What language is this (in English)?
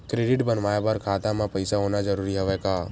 Chhattisgarhi